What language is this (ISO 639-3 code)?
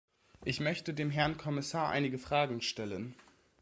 deu